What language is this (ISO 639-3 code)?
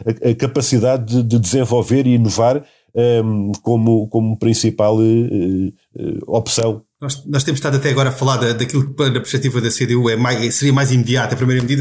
por